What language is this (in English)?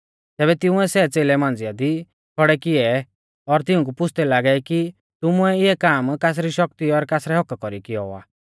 Mahasu Pahari